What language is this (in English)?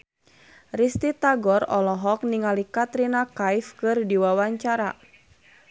Sundanese